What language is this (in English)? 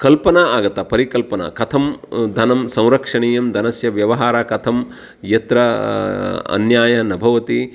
Sanskrit